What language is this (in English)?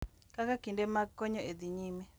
Luo (Kenya and Tanzania)